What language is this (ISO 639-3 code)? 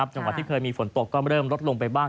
tha